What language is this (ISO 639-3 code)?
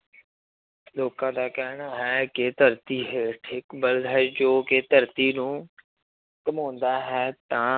pan